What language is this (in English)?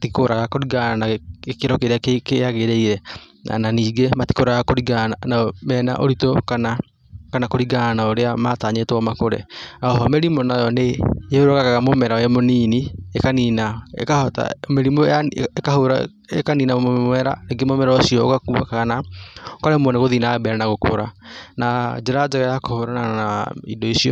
Kikuyu